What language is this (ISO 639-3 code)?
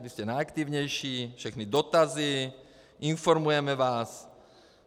ces